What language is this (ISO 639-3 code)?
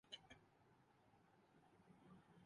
urd